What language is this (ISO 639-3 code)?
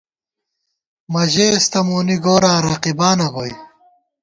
gwt